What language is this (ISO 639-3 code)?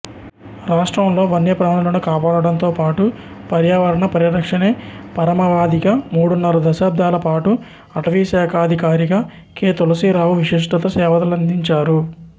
tel